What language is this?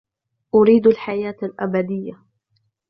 Arabic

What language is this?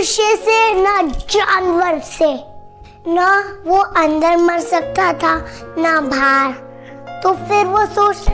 Hindi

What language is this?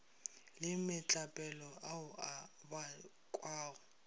Northern Sotho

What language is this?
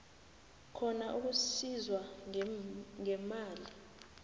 South Ndebele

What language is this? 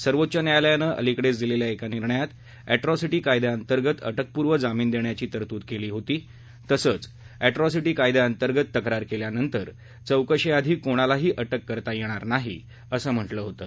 Marathi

